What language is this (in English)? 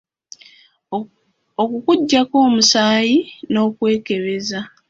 Ganda